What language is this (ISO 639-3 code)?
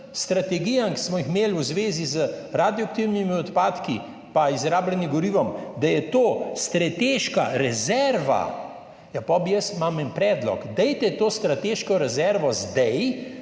slv